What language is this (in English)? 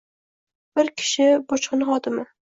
Uzbek